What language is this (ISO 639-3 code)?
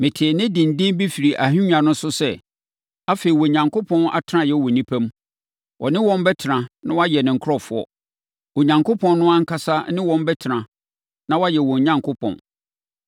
aka